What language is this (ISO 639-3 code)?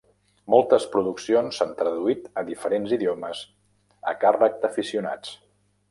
cat